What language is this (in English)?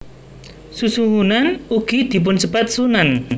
Javanese